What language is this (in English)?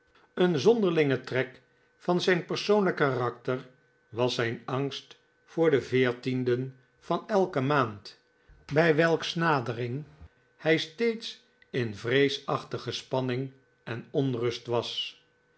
Dutch